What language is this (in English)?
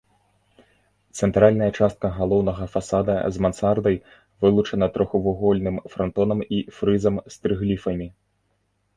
Belarusian